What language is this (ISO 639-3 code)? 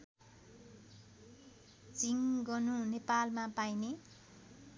nep